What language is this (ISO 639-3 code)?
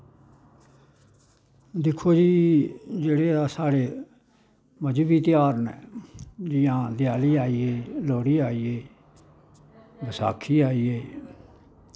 doi